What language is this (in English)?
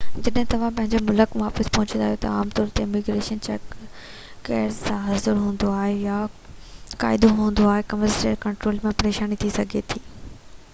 Sindhi